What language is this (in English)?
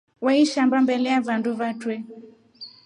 Rombo